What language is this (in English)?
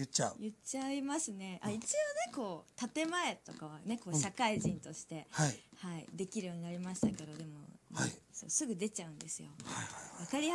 Japanese